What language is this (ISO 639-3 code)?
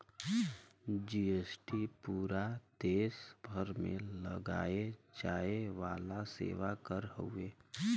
bho